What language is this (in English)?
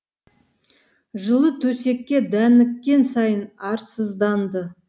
Kazakh